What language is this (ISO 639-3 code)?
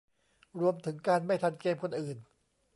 tha